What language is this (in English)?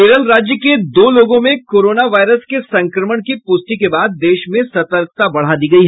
Hindi